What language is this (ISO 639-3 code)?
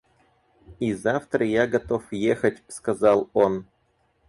rus